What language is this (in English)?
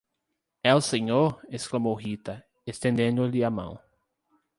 Portuguese